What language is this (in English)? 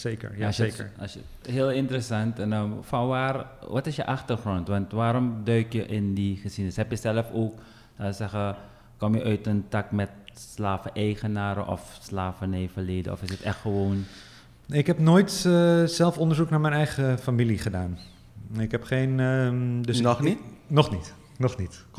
Dutch